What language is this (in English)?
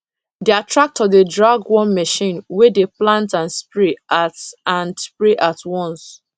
Nigerian Pidgin